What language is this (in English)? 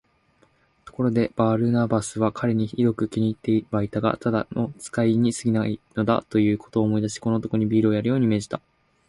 Japanese